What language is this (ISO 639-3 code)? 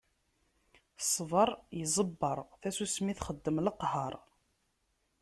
kab